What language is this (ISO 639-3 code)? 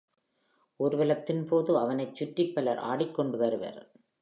tam